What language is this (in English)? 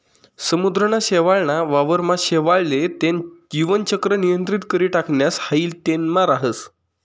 Marathi